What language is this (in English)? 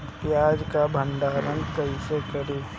Bhojpuri